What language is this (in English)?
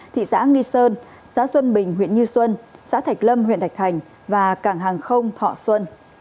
Vietnamese